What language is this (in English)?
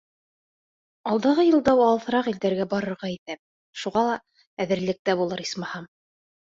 Bashkir